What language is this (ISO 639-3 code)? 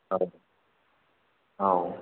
brx